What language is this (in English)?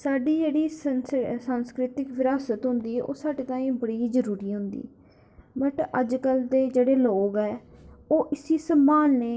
Dogri